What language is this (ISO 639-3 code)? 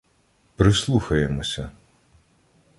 ukr